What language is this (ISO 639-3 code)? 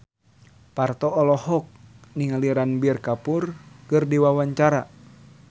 sun